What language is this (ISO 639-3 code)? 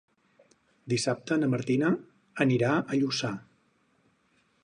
cat